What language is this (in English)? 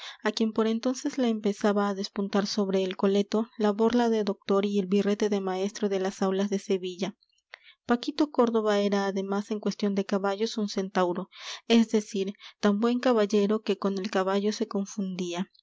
Spanish